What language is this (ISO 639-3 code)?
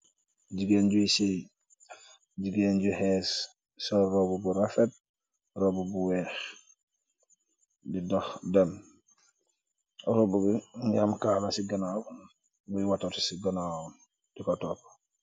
wol